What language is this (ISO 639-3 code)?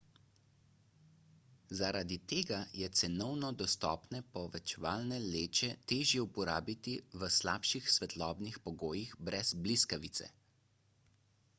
slv